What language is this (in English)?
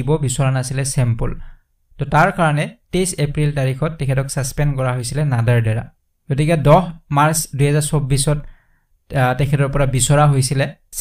Bangla